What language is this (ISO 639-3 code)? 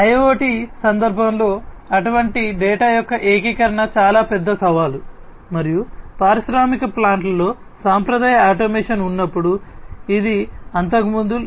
tel